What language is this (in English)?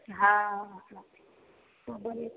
Maithili